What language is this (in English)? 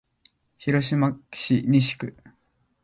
Japanese